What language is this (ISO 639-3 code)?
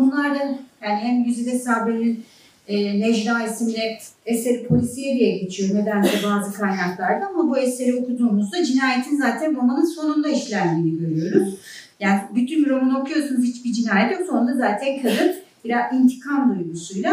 tur